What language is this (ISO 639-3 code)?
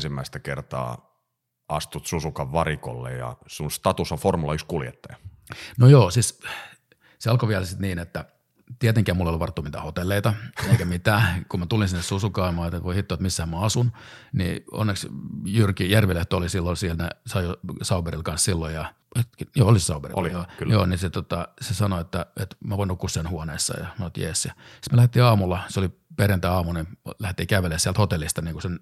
fin